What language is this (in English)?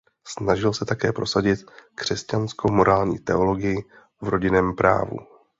Czech